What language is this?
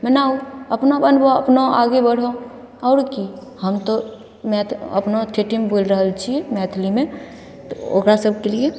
Maithili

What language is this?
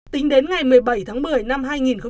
Vietnamese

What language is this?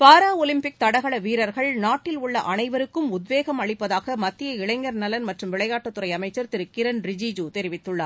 Tamil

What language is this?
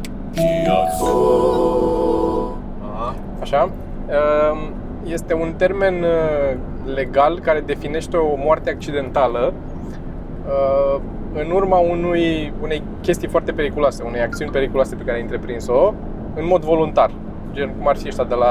Romanian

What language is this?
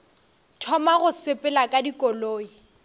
Northern Sotho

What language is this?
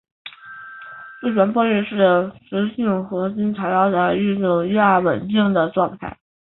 Chinese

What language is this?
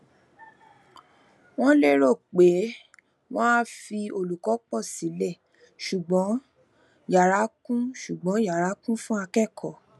Yoruba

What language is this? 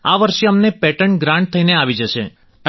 Gujarati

